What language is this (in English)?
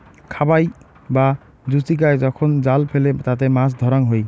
Bangla